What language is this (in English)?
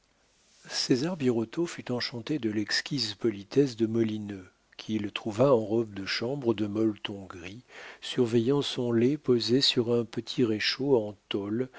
French